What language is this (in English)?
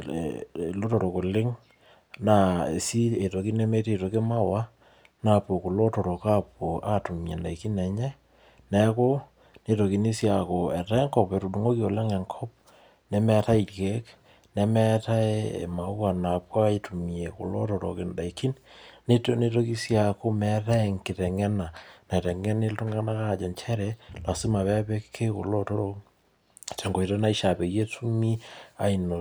Masai